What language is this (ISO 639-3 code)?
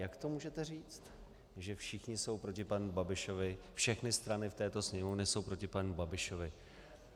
ces